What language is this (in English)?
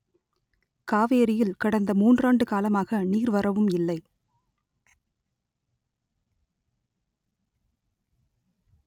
Tamil